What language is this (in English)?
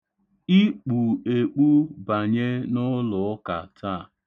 Igbo